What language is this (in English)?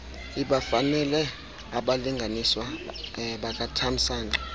Xhosa